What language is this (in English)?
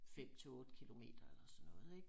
Danish